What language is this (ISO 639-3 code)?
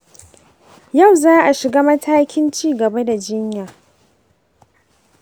hau